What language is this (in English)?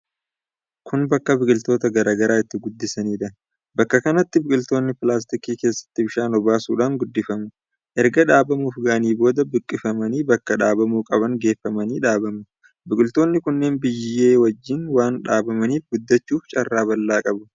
Oromo